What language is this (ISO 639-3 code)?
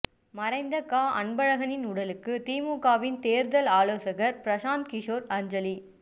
tam